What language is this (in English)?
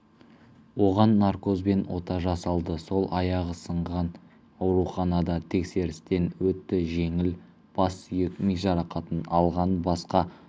Kazakh